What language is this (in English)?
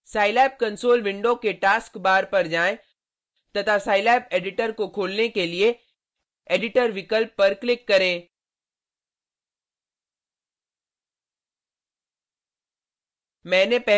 Hindi